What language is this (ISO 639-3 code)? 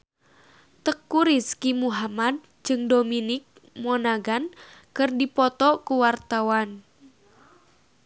sun